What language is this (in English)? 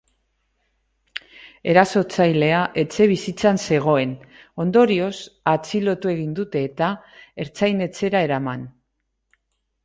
Basque